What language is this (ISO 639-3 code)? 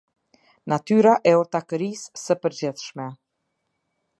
sqi